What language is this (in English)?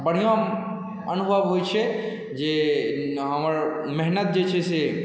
Maithili